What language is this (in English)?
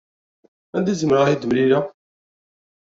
Kabyle